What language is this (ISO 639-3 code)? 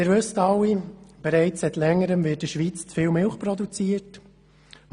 gsw